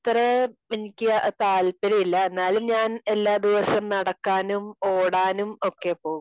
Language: Malayalam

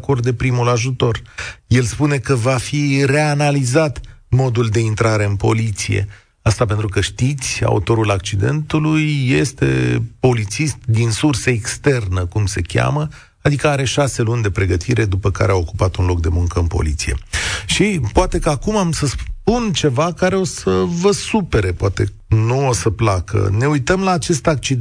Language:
Romanian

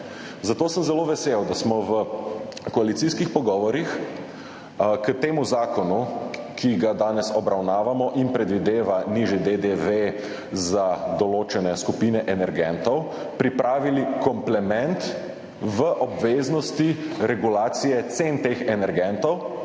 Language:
Slovenian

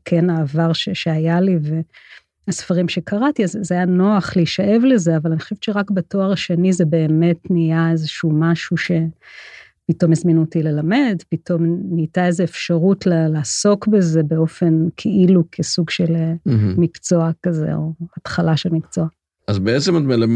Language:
Hebrew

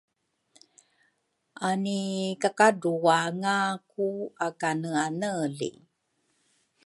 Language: Rukai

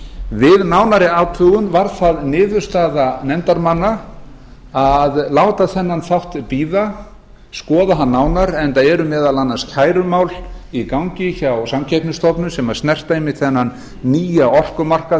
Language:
Icelandic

